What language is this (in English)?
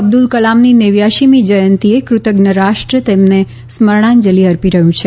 Gujarati